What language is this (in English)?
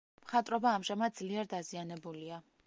Georgian